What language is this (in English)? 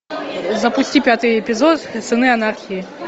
Russian